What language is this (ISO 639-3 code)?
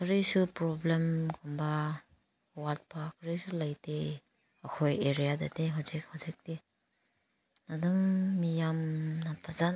mni